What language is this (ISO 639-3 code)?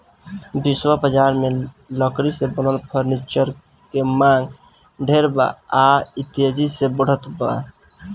bho